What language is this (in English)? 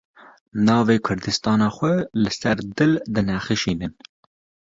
Kurdish